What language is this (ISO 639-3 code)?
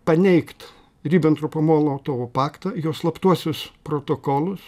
lit